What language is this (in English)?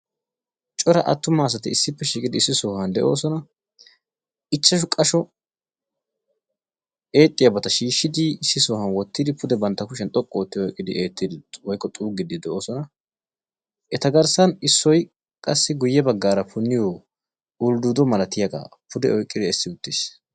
Wolaytta